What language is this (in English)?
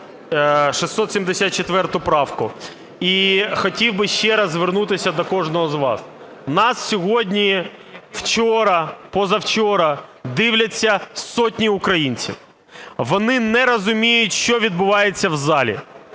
Ukrainian